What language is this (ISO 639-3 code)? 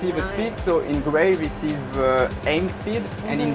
ind